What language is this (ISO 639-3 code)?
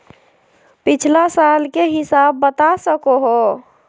mag